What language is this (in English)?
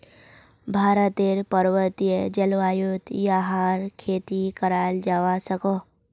Magahi